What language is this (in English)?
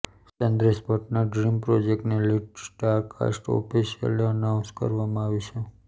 Gujarati